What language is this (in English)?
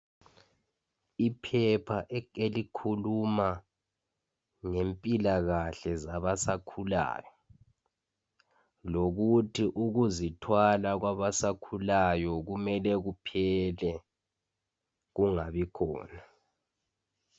North Ndebele